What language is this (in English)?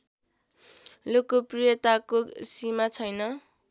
Nepali